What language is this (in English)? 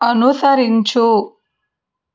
Telugu